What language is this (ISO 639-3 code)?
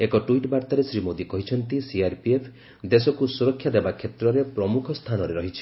ori